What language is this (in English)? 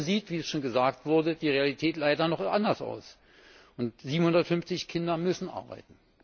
German